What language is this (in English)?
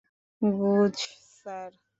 Bangla